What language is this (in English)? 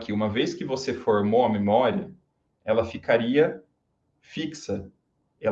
Portuguese